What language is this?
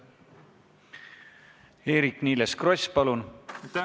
Estonian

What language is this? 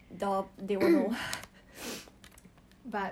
English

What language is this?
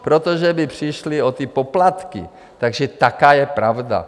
Czech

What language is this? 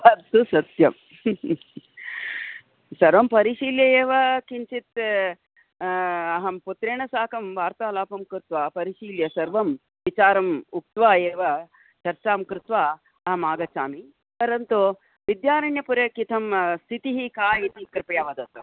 Sanskrit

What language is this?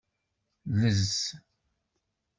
Kabyle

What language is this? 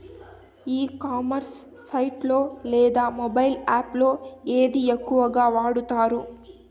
Telugu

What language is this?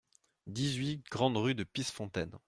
French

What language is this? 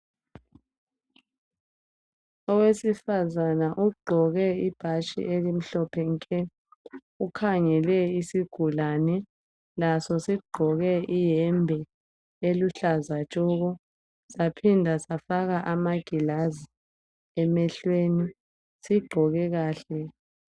North Ndebele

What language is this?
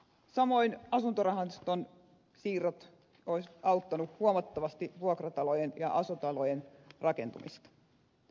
Finnish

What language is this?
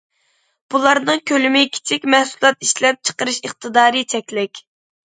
Uyghur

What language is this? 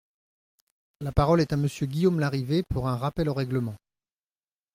French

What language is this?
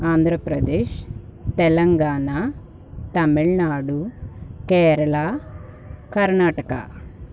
Telugu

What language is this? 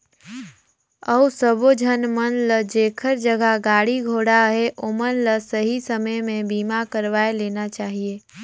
Chhattisgarhi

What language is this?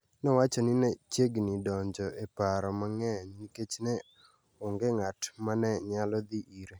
Luo (Kenya and Tanzania)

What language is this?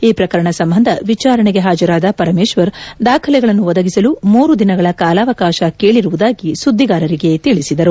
Kannada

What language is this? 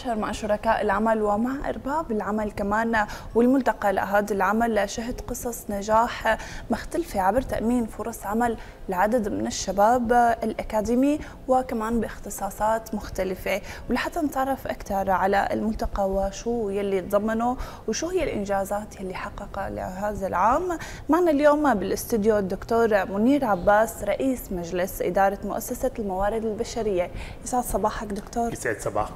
Arabic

